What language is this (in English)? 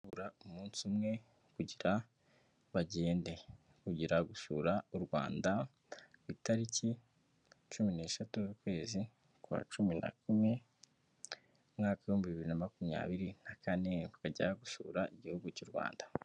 Kinyarwanda